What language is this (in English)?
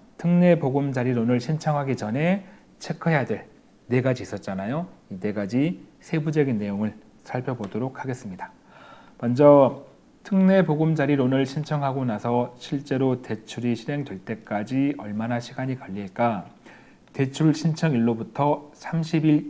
Korean